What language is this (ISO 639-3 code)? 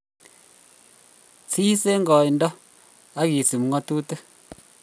kln